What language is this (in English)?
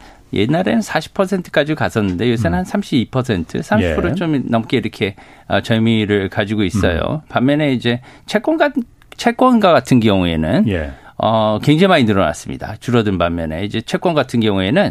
Korean